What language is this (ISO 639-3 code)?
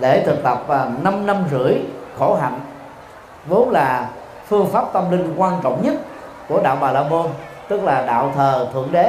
vie